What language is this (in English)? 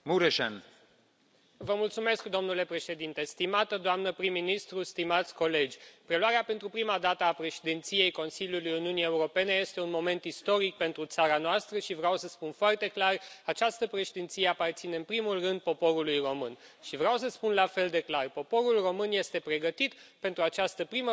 Romanian